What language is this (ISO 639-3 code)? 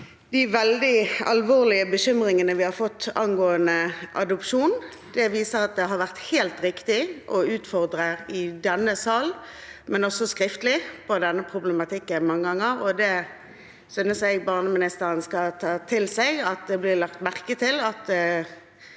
nor